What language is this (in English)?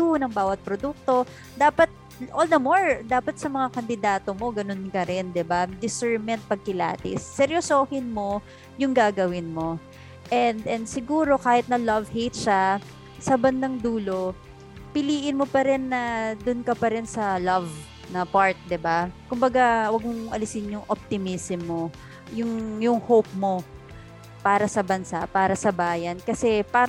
Filipino